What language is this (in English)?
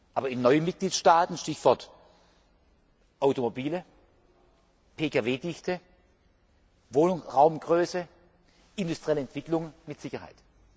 German